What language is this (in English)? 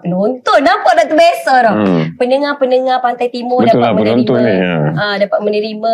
Malay